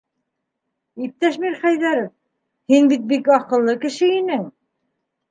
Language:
Bashkir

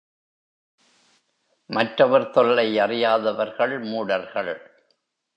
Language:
Tamil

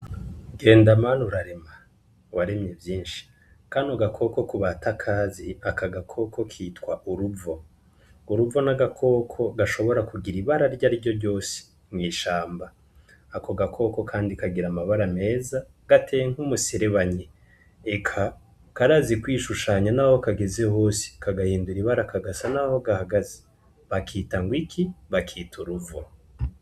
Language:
Rundi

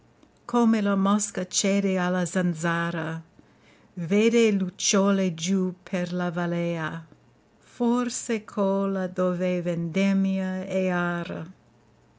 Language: Italian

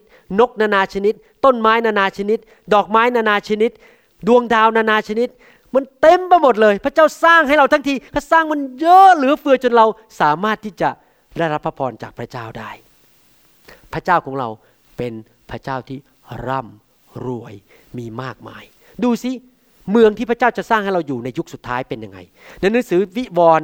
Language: Thai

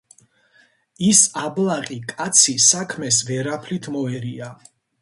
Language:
Georgian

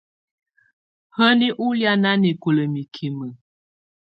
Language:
Tunen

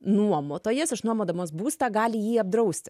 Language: Lithuanian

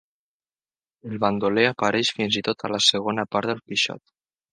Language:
Catalan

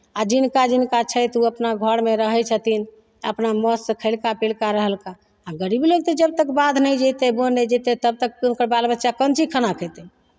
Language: Maithili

